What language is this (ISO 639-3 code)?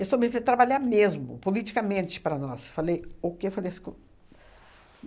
por